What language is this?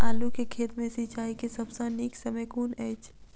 Maithili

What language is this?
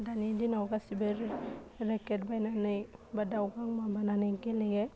Bodo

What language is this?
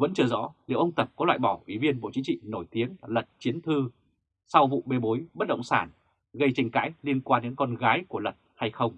Vietnamese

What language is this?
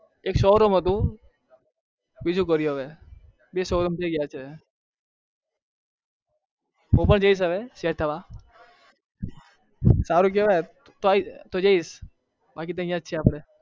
Gujarati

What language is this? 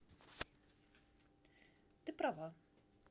Russian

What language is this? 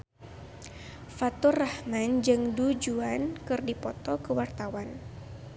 Sundanese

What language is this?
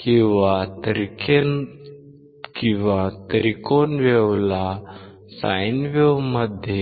Marathi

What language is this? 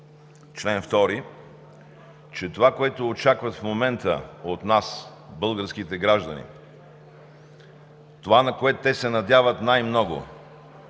Bulgarian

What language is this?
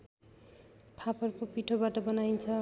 Nepali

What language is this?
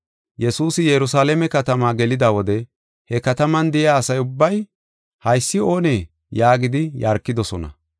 Gofa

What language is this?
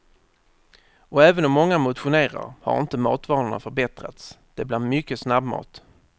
Swedish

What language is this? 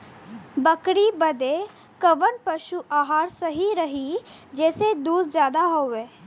Bhojpuri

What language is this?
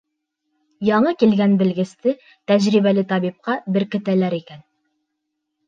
Bashkir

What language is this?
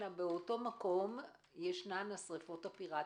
Hebrew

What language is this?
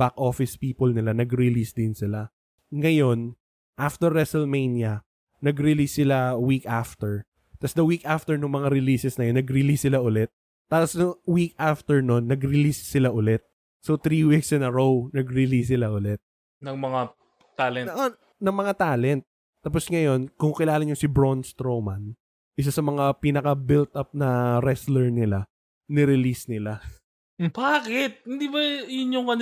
Filipino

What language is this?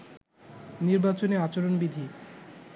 Bangla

